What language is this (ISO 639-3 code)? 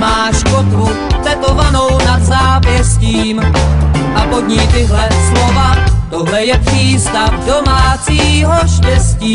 ces